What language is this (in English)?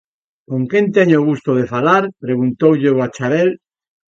Galician